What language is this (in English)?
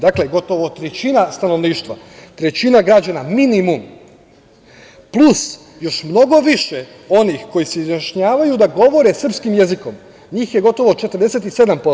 Serbian